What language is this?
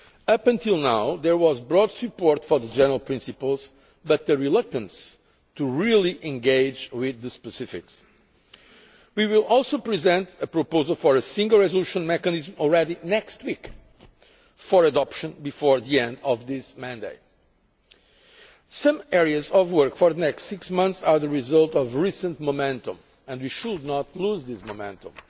English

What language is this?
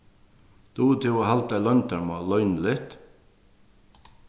Faroese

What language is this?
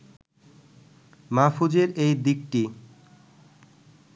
Bangla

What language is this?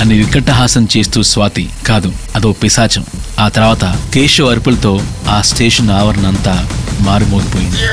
Telugu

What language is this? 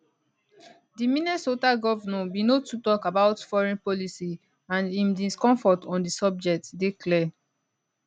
Nigerian Pidgin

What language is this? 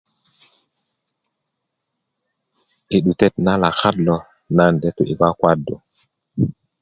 Kuku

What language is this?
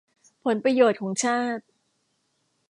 Thai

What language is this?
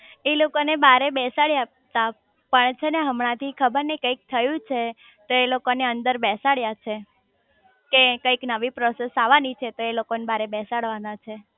Gujarati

